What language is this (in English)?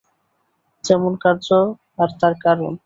Bangla